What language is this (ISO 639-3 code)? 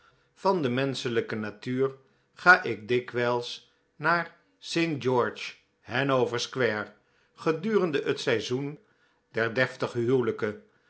nld